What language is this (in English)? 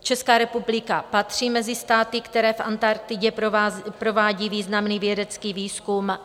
Czech